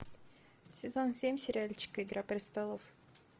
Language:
Russian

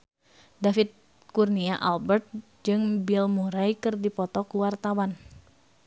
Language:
Sundanese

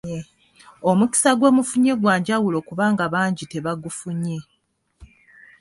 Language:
Ganda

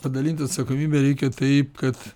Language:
Lithuanian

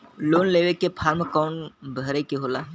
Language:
Bhojpuri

